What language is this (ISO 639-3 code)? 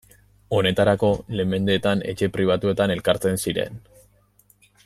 eus